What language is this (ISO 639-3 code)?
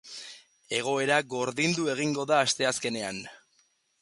eus